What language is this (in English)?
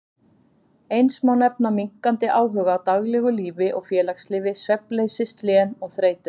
Icelandic